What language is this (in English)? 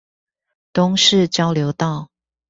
Chinese